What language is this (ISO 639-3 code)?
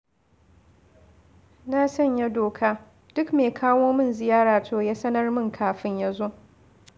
hau